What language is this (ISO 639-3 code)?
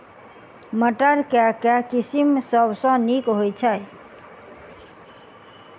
mai